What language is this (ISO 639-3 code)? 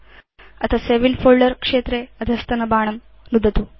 san